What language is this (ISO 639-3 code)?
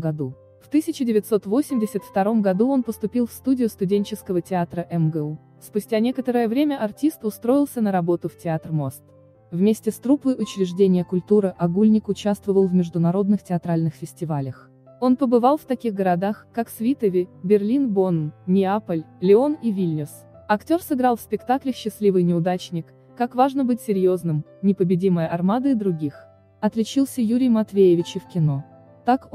rus